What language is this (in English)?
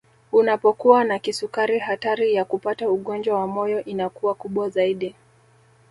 Swahili